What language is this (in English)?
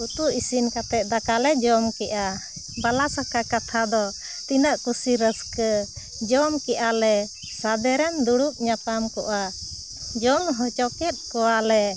Santali